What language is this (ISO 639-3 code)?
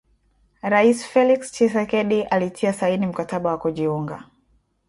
swa